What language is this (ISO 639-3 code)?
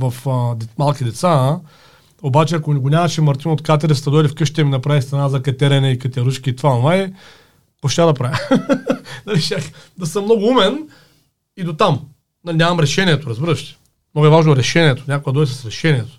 bul